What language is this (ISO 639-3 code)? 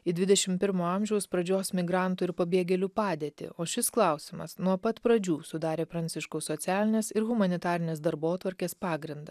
lit